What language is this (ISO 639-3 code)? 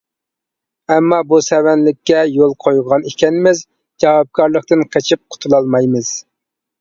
uig